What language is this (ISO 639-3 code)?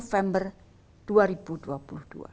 ind